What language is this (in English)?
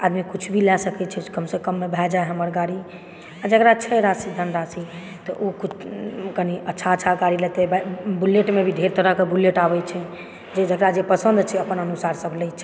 Maithili